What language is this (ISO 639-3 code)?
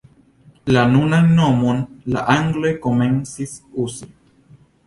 epo